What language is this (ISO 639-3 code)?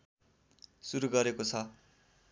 nep